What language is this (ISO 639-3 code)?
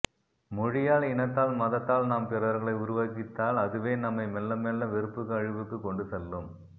tam